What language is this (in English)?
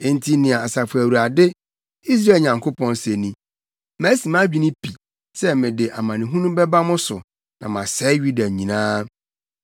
Akan